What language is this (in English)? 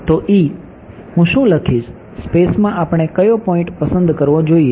Gujarati